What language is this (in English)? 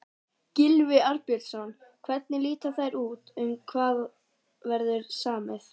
Icelandic